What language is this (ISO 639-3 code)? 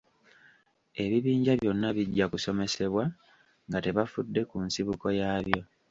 lug